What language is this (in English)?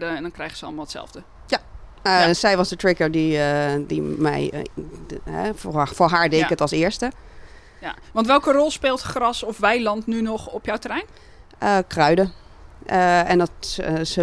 Dutch